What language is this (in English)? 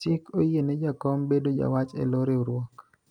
Luo (Kenya and Tanzania)